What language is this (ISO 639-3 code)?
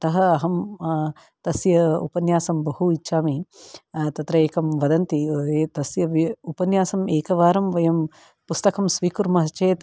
san